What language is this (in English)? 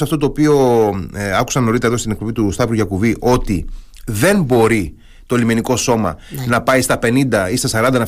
Greek